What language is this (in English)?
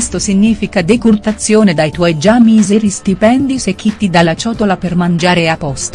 Italian